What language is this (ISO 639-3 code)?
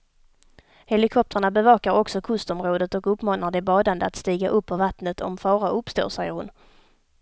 swe